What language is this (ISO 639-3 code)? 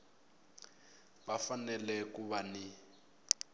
tso